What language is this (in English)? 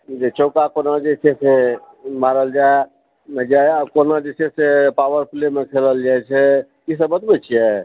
Maithili